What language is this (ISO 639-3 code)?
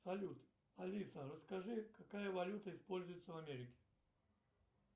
rus